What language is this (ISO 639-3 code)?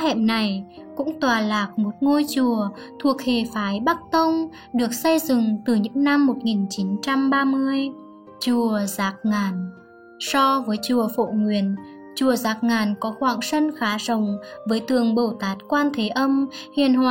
vie